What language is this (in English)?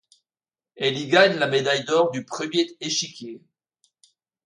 French